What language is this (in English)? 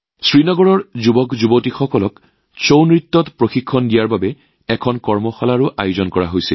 Assamese